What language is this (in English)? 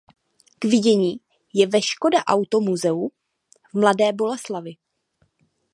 Czech